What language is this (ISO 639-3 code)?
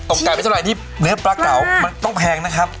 tha